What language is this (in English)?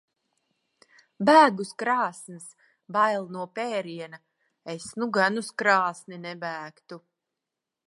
Latvian